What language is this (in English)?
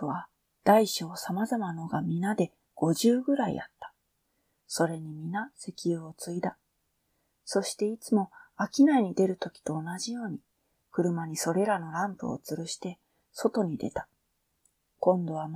Japanese